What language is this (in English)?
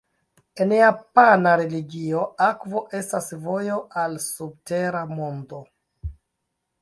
Esperanto